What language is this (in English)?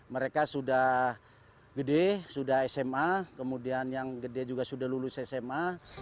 Indonesian